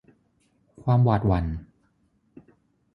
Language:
Thai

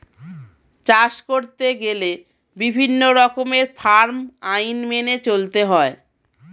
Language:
Bangla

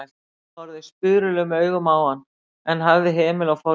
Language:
Icelandic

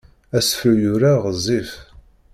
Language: Kabyle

